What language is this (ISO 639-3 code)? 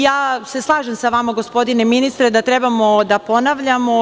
srp